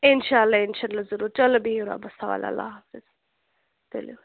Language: Kashmiri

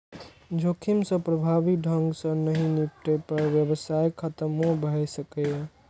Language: Maithili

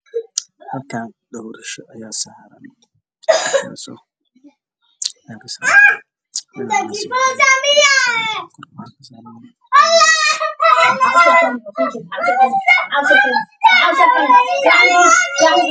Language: Somali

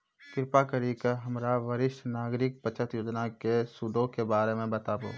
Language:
Maithili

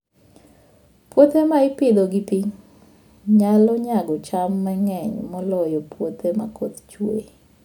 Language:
Luo (Kenya and Tanzania)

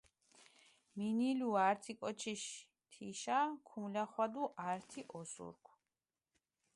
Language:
Mingrelian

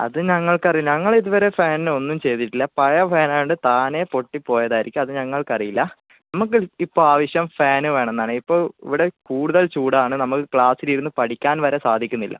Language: Malayalam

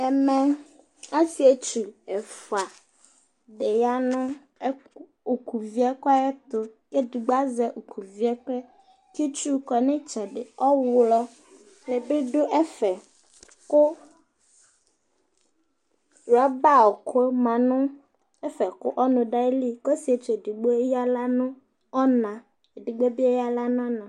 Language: Ikposo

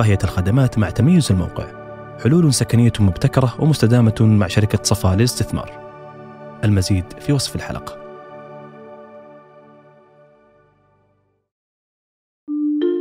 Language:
Arabic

